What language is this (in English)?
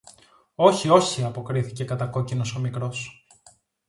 Greek